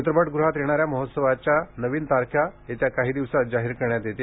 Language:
Marathi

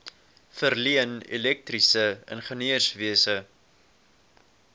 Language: Afrikaans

